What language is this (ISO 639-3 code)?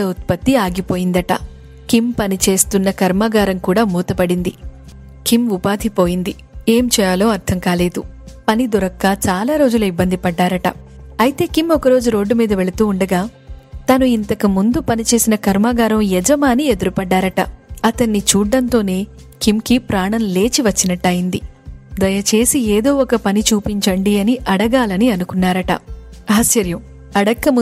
tel